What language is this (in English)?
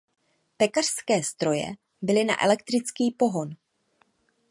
Czech